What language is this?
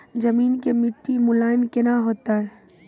Maithili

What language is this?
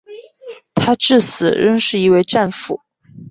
Chinese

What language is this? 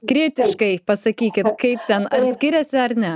Lithuanian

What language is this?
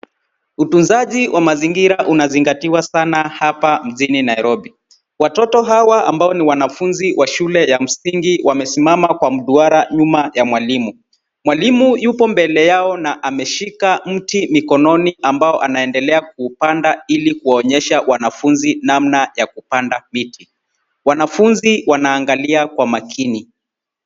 Swahili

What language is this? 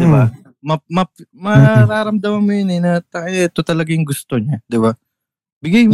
Filipino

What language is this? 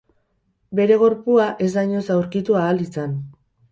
Basque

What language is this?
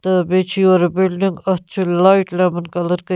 Kashmiri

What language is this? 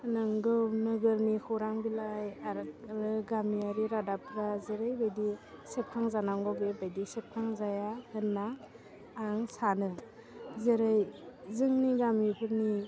Bodo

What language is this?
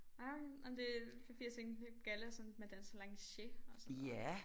Danish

